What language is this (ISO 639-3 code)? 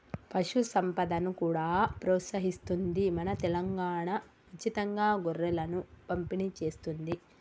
tel